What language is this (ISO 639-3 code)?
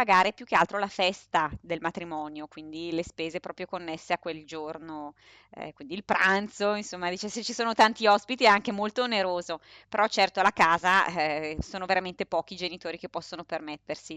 ita